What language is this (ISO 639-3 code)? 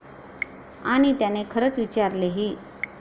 mar